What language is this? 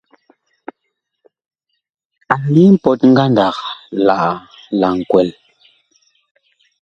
Bakoko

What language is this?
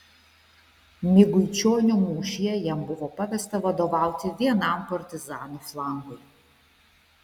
Lithuanian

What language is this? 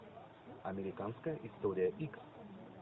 Russian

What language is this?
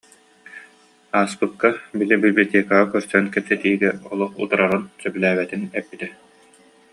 Yakut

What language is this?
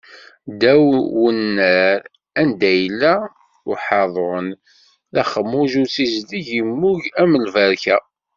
Kabyle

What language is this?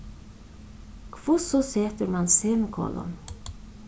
Faroese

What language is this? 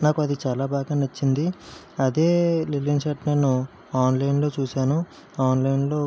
Telugu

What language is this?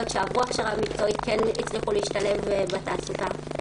Hebrew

